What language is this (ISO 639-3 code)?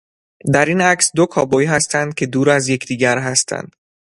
fas